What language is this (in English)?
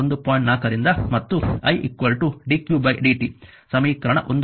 Kannada